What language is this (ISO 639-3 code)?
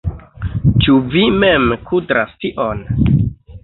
epo